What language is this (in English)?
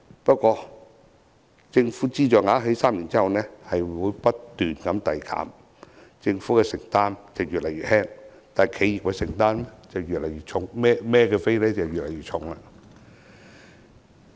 Cantonese